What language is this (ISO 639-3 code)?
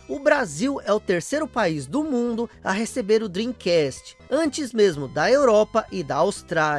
por